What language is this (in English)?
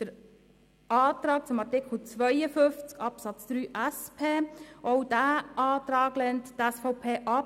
Swiss German